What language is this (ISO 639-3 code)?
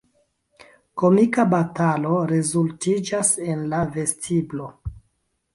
epo